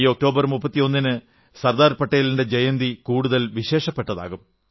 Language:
Malayalam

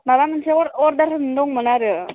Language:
Bodo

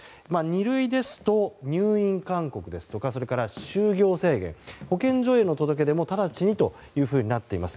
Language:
Japanese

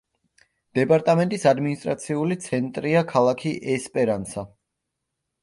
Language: Georgian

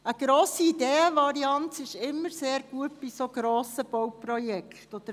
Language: Swiss German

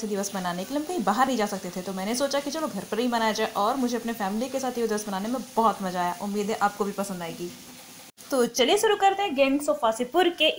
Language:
Hindi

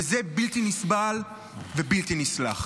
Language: Hebrew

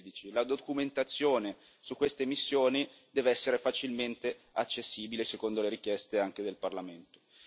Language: Italian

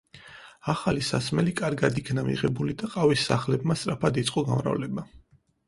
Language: Georgian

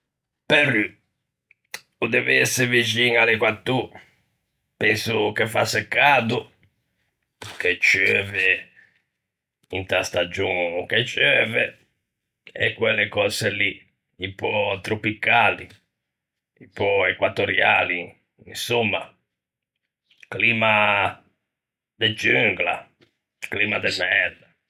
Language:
Ligurian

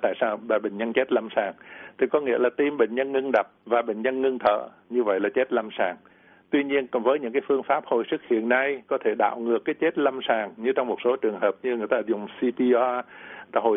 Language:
Vietnamese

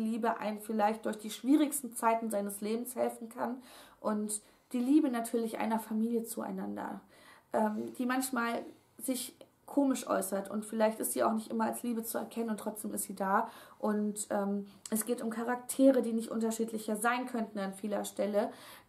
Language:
German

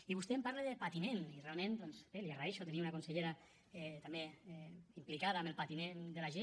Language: Catalan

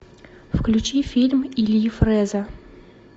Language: Russian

